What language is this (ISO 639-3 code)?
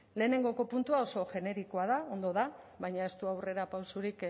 eus